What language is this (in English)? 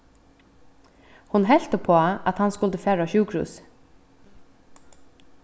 Faroese